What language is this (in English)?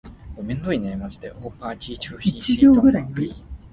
Min Nan Chinese